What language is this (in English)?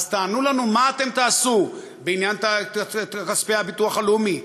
Hebrew